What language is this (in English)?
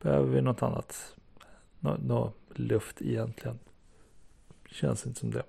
Swedish